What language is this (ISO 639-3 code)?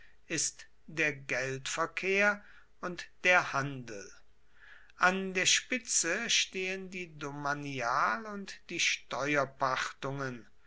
deu